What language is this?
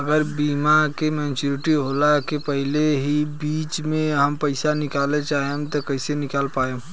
Bhojpuri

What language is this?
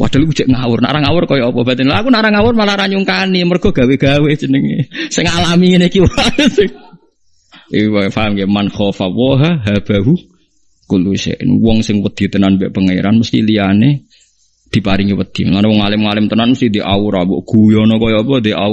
Indonesian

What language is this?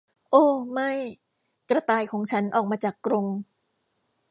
Thai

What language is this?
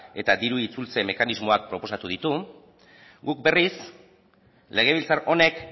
Basque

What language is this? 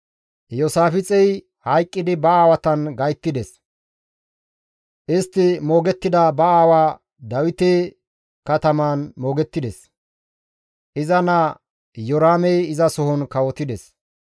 Gamo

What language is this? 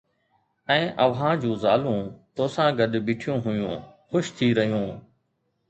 Sindhi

